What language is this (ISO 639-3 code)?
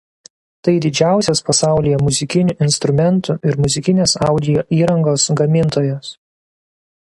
lit